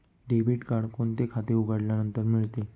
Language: Marathi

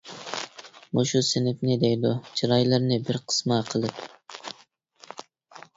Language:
Uyghur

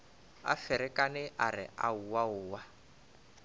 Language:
Northern Sotho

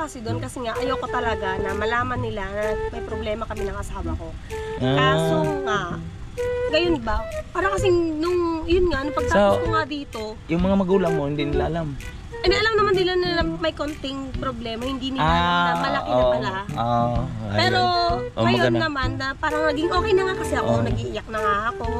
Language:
Filipino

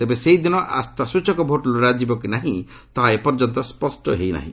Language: Odia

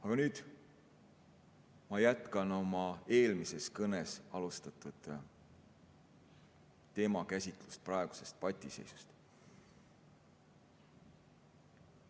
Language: Estonian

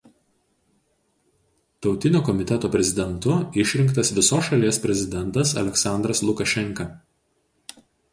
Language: Lithuanian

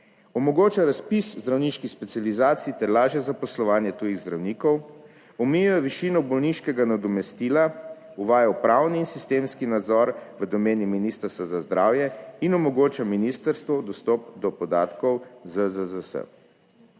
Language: Slovenian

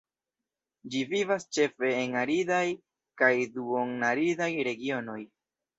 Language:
Esperanto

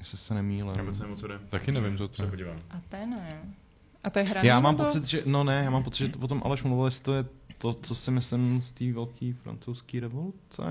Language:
Czech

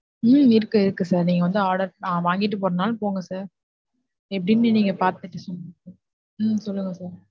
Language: Tamil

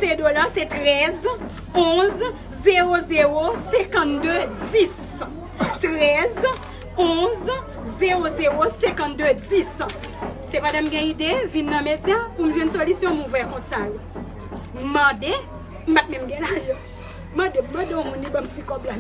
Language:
French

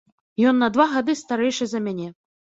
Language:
Belarusian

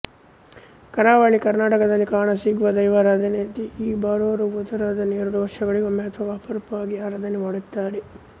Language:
Kannada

